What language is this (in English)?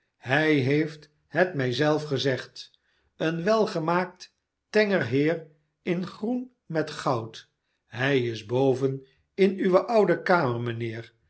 Dutch